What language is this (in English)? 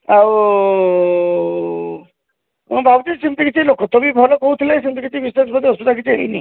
Odia